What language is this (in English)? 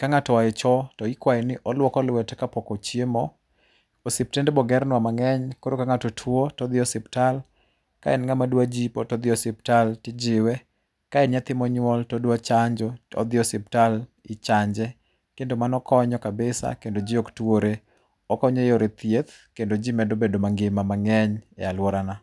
Luo (Kenya and Tanzania)